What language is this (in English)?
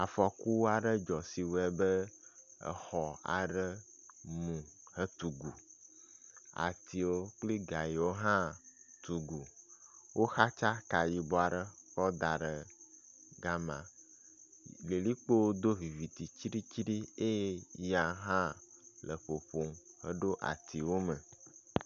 Ewe